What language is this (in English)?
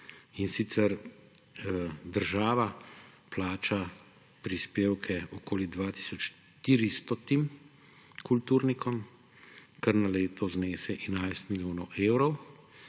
Slovenian